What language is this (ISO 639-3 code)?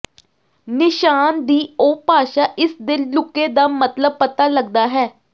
pan